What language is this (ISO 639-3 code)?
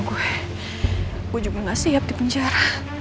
ind